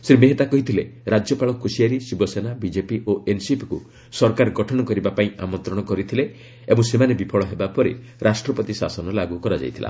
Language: Odia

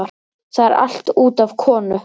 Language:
Icelandic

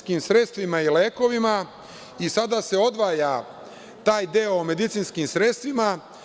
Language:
Serbian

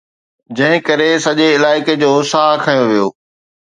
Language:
Sindhi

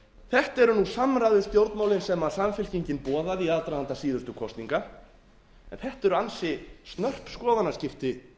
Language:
Icelandic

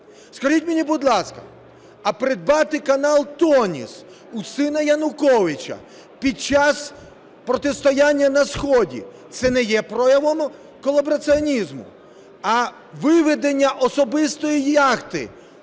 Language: Ukrainian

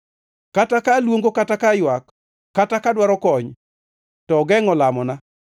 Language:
Luo (Kenya and Tanzania)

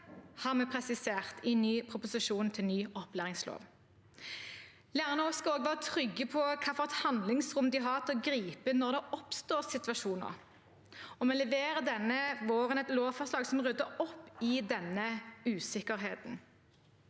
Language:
Norwegian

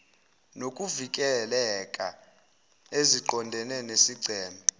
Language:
Zulu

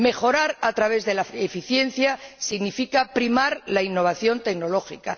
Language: Spanish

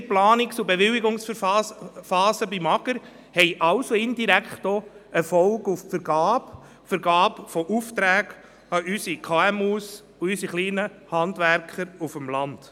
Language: Swiss German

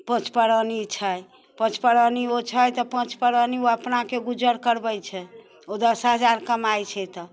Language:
Maithili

